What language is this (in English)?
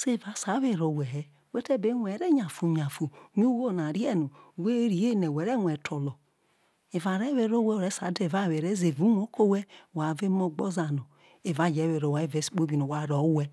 Isoko